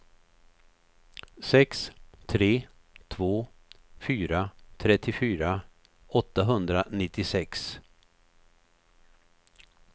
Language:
Swedish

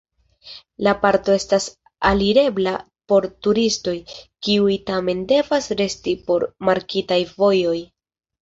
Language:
Esperanto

